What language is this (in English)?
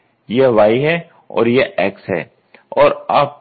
Hindi